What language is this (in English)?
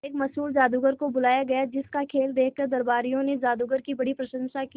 Hindi